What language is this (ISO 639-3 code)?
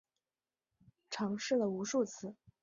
zho